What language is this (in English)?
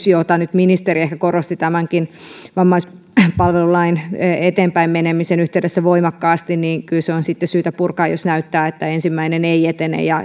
Finnish